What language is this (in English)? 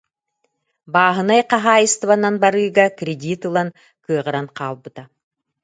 Yakut